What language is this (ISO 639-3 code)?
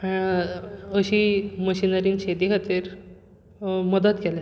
kok